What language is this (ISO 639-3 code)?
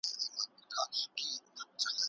pus